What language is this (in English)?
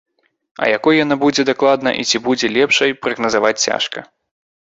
Belarusian